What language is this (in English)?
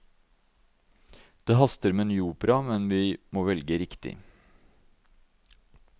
Norwegian